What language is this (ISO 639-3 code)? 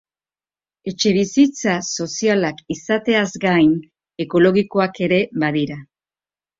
eus